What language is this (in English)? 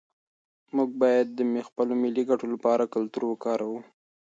Pashto